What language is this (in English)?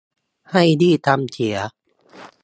Thai